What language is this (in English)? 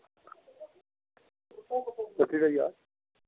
Dogri